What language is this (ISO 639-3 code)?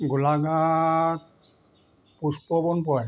asm